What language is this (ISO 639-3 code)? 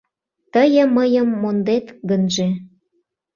chm